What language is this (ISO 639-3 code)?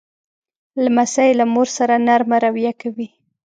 pus